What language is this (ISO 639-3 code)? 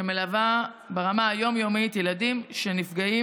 heb